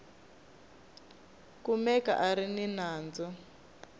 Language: Tsonga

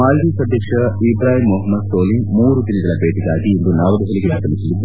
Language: Kannada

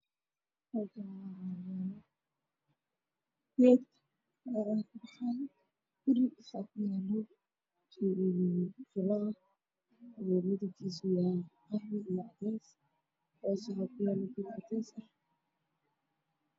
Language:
Somali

